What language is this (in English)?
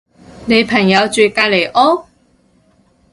Cantonese